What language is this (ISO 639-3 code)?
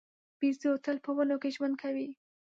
pus